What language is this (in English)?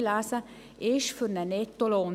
Swiss German